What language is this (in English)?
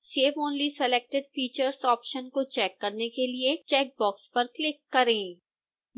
Hindi